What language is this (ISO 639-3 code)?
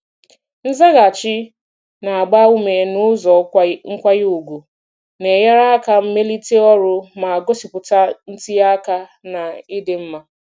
ibo